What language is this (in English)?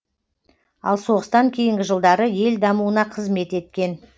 Kazakh